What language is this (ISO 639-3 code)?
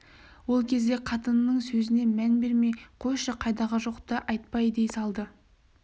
kaz